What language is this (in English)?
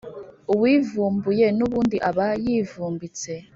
Kinyarwanda